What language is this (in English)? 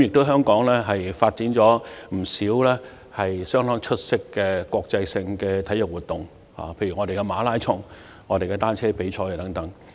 Cantonese